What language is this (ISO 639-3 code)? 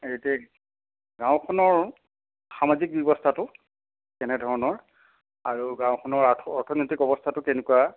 asm